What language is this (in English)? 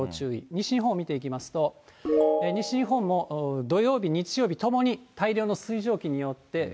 Japanese